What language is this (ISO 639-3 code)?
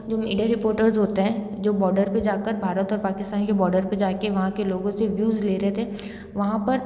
hin